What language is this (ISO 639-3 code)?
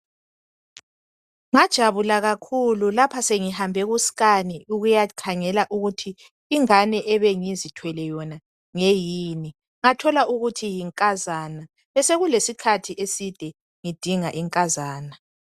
nde